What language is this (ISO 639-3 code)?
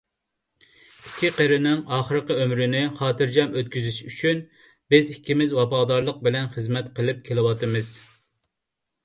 uig